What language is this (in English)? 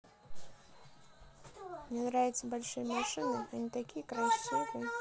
Russian